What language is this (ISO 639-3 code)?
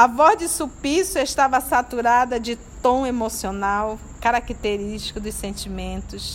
por